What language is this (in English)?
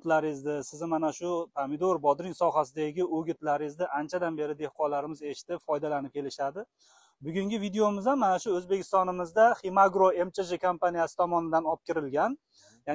Turkish